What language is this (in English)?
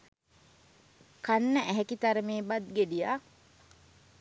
Sinhala